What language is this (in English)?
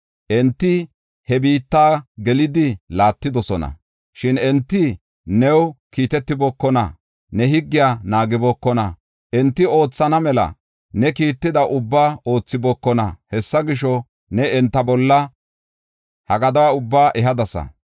Gofa